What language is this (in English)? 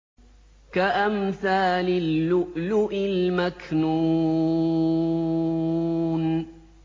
Arabic